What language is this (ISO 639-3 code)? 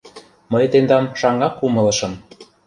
chm